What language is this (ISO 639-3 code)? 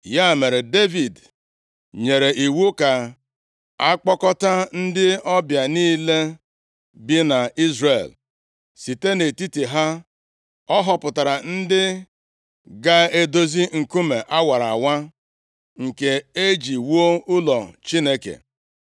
ibo